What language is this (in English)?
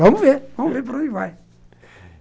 Portuguese